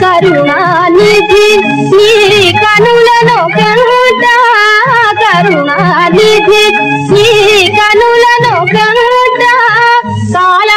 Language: Telugu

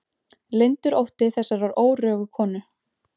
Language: Icelandic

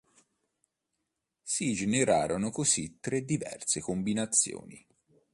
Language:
Italian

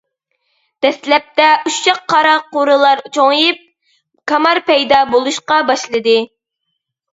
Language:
Uyghur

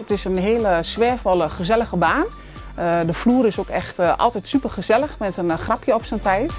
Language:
Dutch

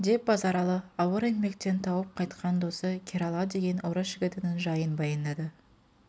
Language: Kazakh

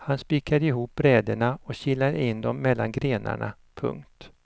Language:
Swedish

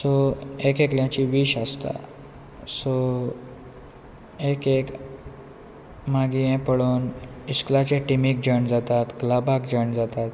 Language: Konkani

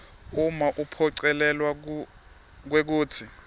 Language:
Swati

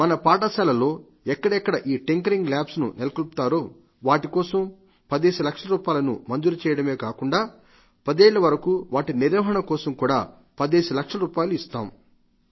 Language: Telugu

